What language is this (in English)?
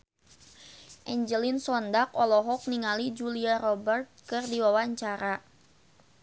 Sundanese